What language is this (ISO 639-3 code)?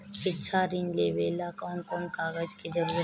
bho